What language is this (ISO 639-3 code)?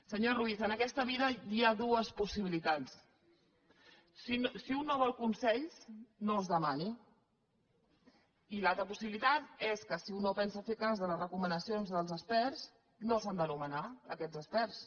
cat